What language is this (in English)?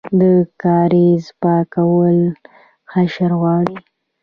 Pashto